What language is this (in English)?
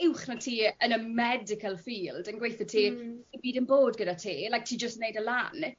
Welsh